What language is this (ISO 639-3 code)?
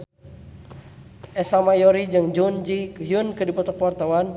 sun